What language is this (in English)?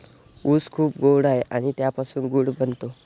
Marathi